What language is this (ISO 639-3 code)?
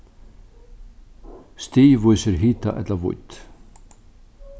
fao